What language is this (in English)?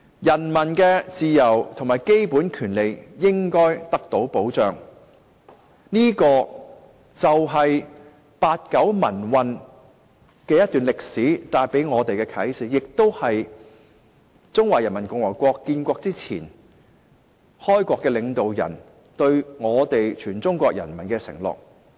Cantonese